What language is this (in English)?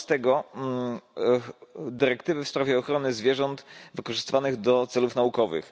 Polish